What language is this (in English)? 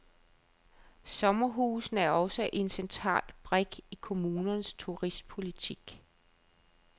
Danish